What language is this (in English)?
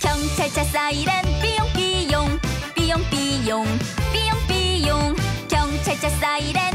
Korean